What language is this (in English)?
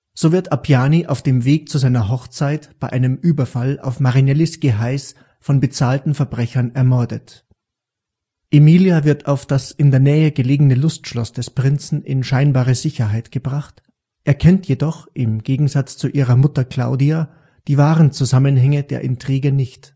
German